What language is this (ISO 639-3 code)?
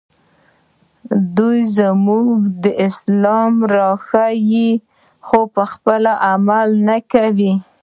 pus